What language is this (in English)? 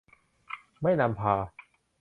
Thai